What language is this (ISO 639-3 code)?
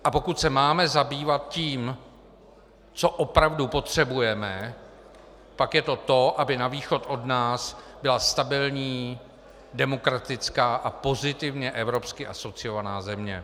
ces